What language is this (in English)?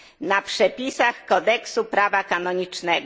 Polish